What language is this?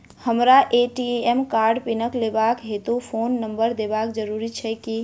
Maithili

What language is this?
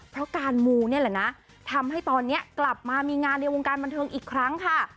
Thai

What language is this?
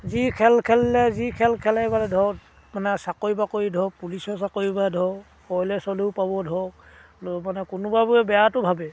Assamese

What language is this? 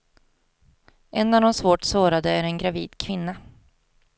Swedish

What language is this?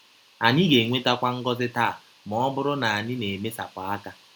Igbo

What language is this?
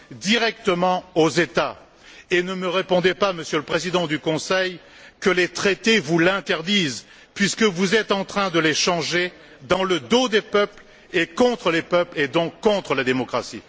French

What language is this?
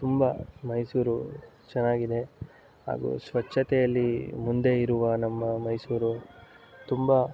Kannada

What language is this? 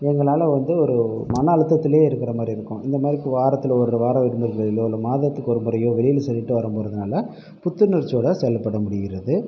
Tamil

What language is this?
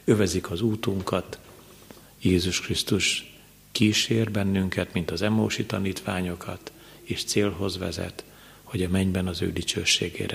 Hungarian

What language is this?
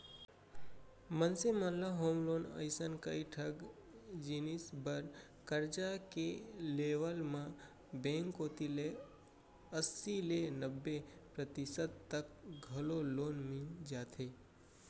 Chhattisgarhi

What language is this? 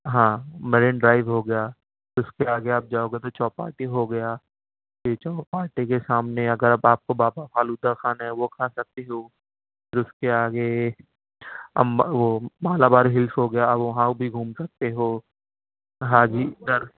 Urdu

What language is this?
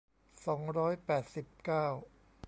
Thai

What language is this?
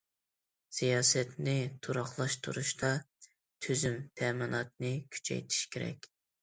Uyghur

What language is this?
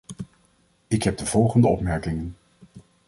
Dutch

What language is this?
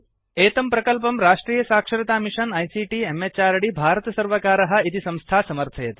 Sanskrit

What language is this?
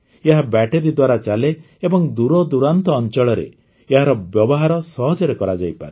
Odia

